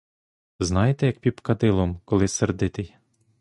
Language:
Ukrainian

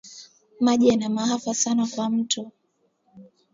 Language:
Swahili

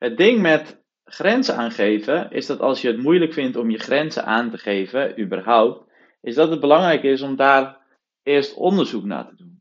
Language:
Dutch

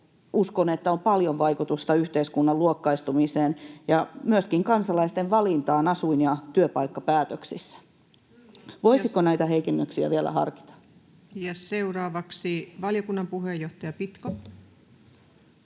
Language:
Finnish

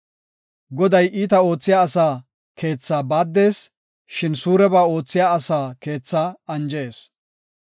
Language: Gofa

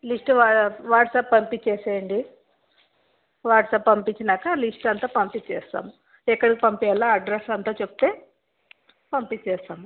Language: Telugu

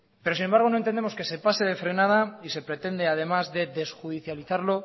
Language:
Spanish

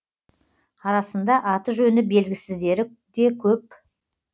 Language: Kazakh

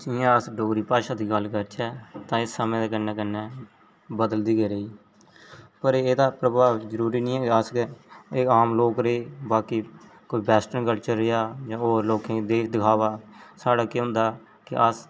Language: Dogri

